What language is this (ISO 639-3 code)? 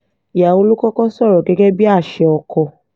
yor